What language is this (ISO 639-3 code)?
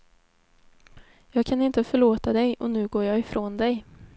swe